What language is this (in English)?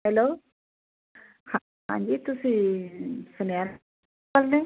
Punjabi